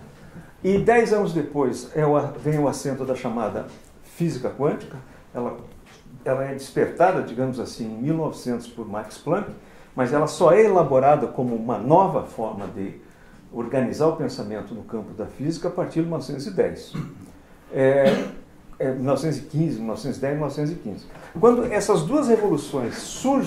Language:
Portuguese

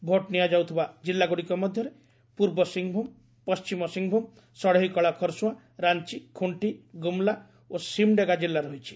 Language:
Odia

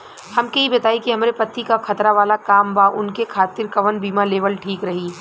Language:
Bhojpuri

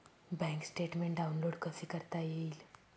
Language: Marathi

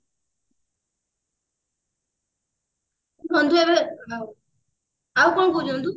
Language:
Odia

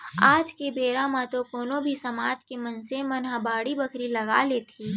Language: Chhattisgarhi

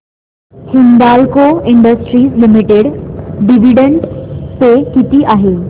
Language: Marathi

